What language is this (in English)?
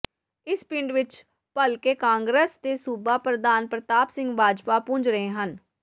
Punjabi